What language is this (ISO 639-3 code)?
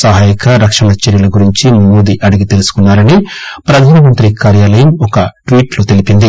tel